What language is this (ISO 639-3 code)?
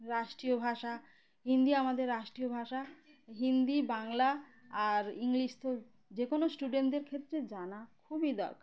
ben